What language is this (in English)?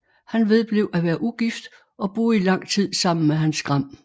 Danish